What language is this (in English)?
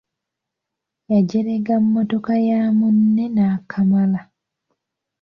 Ganda